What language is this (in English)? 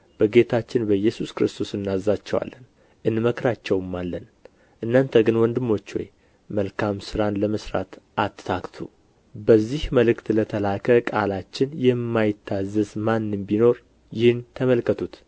Amharic